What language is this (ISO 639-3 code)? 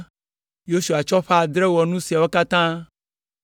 ewe